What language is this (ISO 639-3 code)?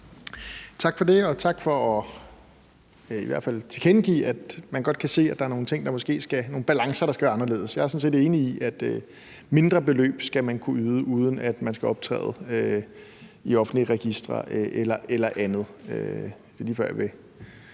dan